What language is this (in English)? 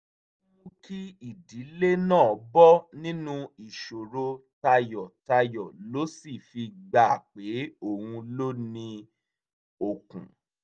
Yoruba